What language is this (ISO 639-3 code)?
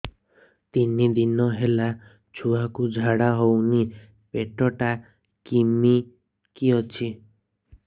ori